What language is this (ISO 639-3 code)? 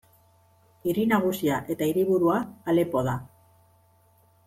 eus